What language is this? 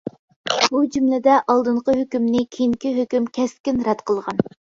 Uyghur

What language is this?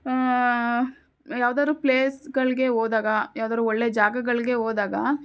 Kannada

